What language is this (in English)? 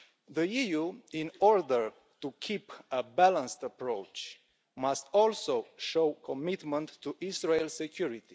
English